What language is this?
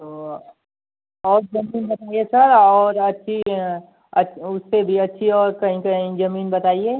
Hindi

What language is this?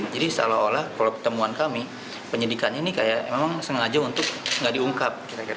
Indonesian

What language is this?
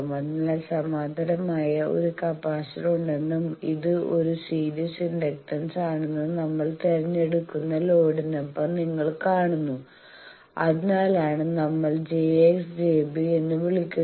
Malayalam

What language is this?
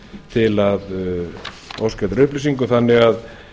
Icelandic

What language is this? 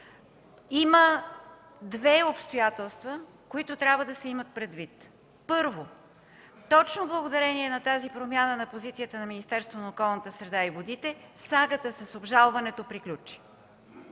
Bulgarian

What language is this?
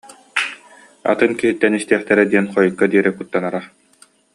Yakut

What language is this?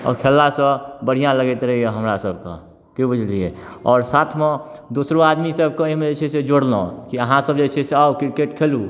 Maithili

